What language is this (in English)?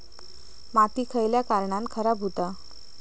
Marathi